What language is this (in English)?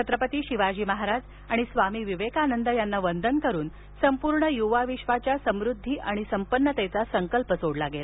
Marathi